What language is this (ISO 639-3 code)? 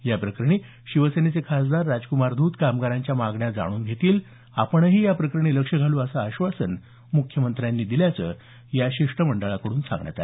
mar